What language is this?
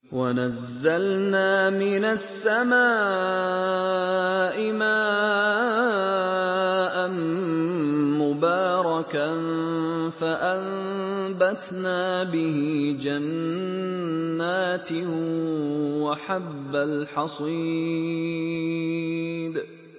Arabic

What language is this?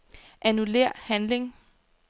Danish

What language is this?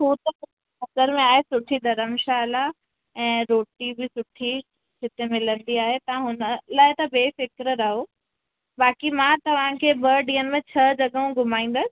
Sindhi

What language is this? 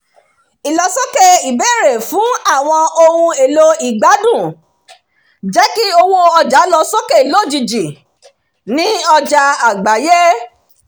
Yoruba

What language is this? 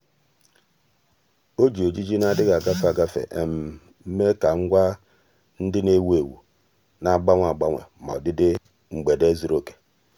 Igbo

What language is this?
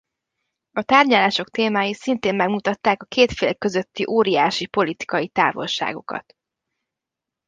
Hungarian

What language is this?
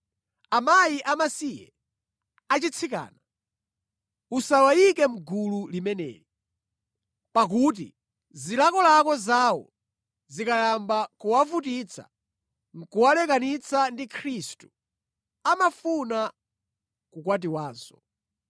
Nyanja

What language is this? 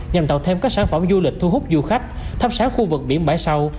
Vietnamese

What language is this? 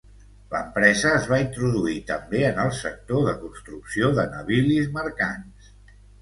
Catalan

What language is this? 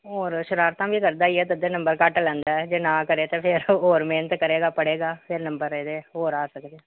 Punjabi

